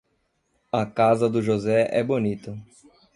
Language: Portuguese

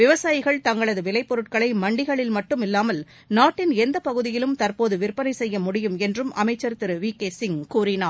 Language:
Tamil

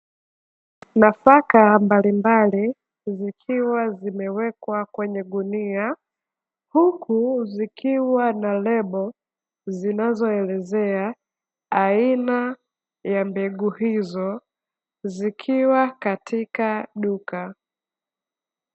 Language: Swahili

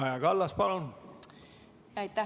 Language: Estonian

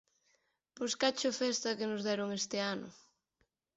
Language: Galician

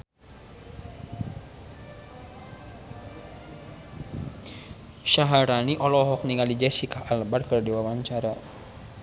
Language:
Sundanese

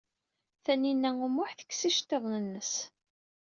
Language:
Kabyle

